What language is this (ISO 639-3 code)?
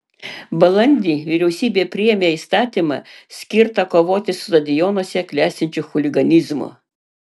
lit